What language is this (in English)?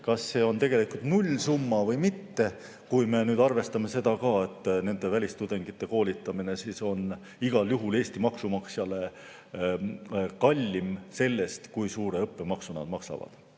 Estonian